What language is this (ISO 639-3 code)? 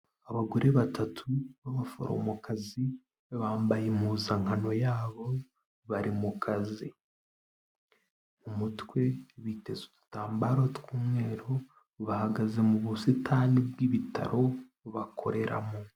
kin